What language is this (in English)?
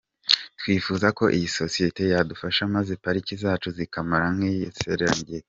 Kinyarwanda